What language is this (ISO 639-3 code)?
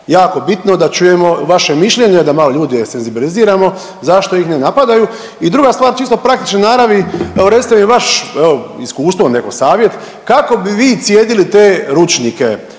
hrv